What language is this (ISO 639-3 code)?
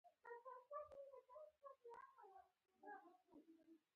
pus